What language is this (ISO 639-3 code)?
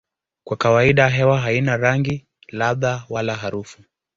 swa